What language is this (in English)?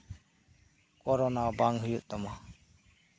Santali